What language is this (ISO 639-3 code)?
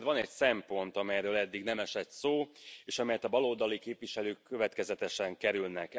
hun